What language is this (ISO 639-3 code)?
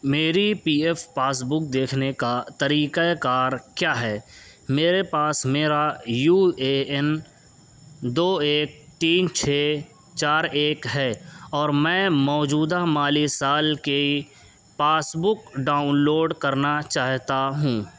urd